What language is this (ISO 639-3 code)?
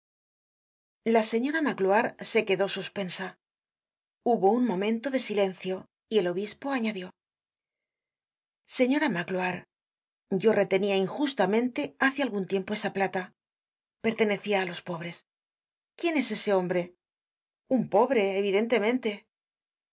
spa